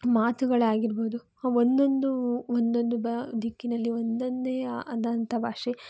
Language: Kannada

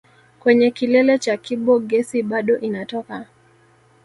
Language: Swahili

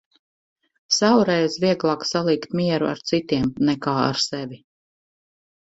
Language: Latvian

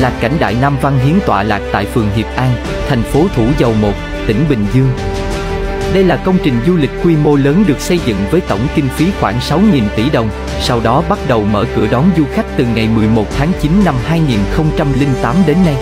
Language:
Vietnamese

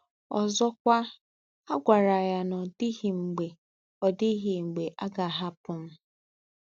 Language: Igbo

